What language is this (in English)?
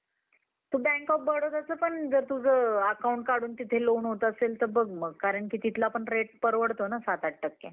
Marathi